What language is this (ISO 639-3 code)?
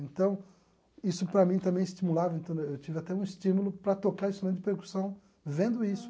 por